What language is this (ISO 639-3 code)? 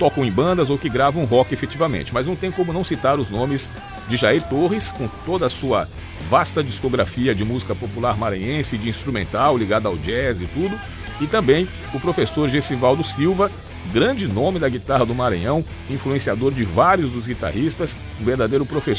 por